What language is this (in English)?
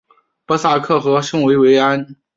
Chinese